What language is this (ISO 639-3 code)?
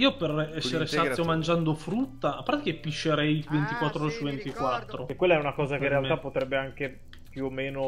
ita